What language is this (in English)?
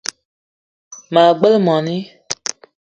Eton (Cameroon)